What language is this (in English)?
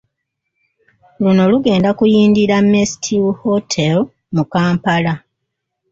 Ganda